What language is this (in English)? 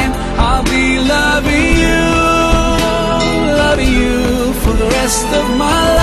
English